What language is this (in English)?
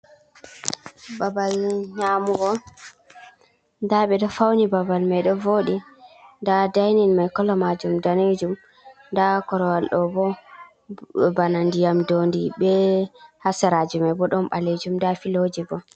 Fula